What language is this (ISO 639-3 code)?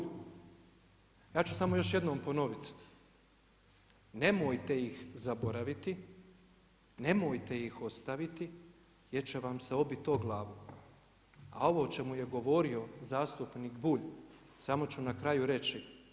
hrv